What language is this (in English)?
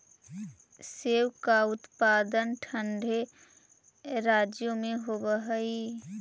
Magahi